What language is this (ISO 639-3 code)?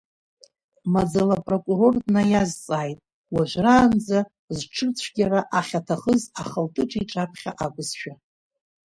abk